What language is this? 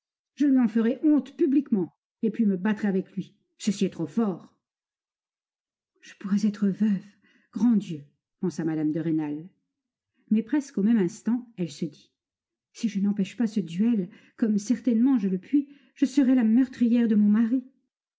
French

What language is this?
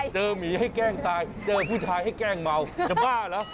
Thai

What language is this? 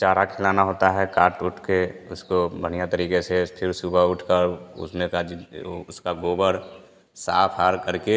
Hindi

